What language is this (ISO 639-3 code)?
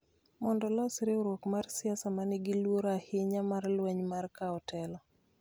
luo